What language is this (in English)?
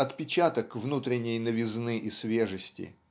Russian